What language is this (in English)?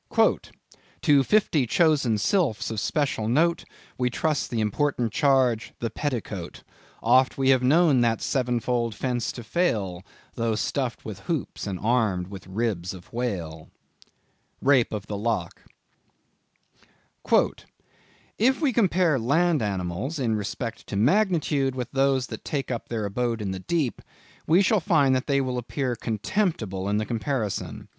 English